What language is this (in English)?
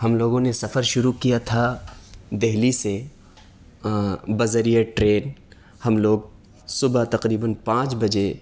Urdu